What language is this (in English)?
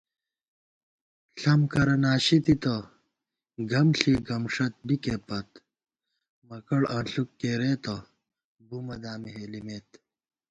Gawar-Bati